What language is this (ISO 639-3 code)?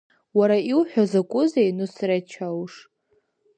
abk